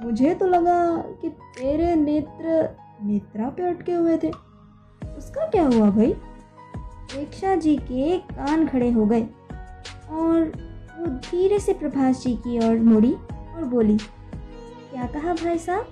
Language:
Hindi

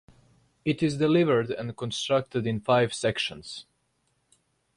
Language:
English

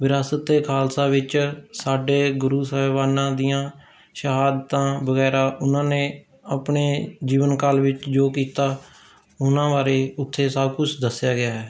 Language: Punjabi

